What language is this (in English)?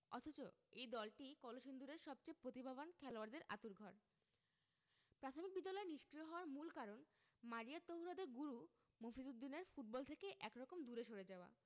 Bangla